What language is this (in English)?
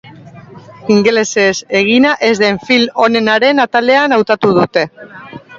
Basque